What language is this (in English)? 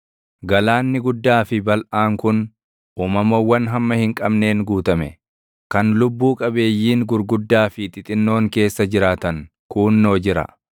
Oromo